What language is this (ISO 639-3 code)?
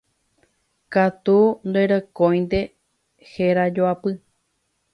grn